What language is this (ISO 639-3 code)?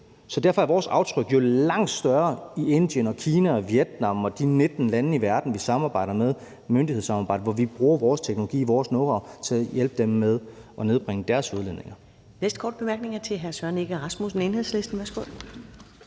dan